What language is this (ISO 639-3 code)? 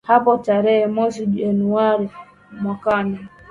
swa